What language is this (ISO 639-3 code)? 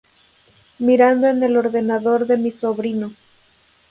spa